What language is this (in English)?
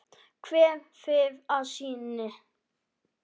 Icelandic